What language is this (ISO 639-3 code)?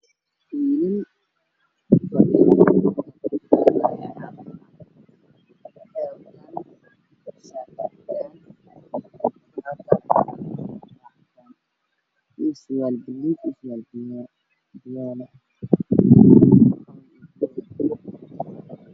som